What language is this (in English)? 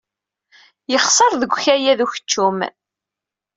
Kabyle